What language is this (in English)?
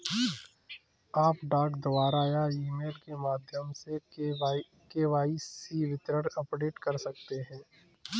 Hindi